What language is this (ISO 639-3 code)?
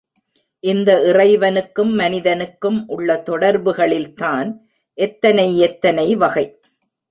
tam